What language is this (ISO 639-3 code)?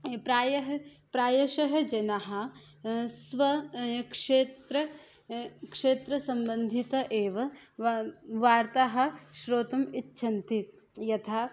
san